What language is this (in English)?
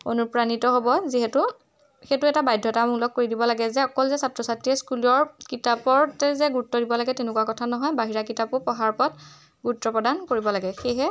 Assamese